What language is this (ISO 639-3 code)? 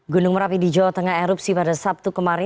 ind